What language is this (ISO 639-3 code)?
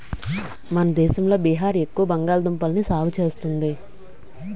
tel